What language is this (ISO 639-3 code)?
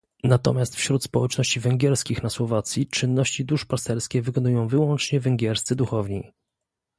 pol